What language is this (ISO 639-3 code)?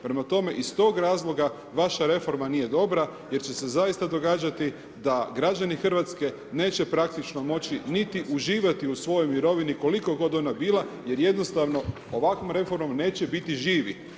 hrv